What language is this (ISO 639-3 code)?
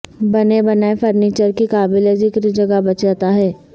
urd